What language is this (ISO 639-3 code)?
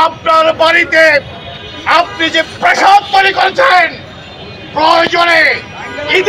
tur